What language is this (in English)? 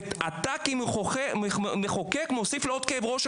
Hebrew